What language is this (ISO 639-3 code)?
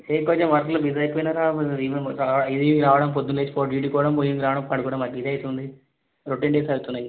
tel